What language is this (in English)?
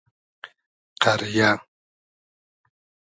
Hazaragi